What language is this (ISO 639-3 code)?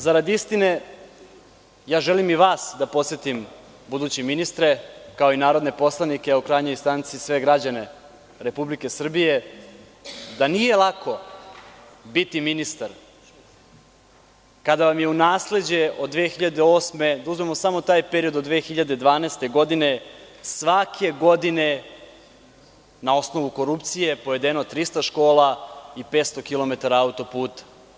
srp